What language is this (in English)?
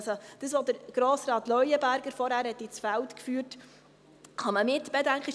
Swiss German